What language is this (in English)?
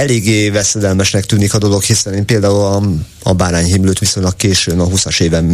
Hungarian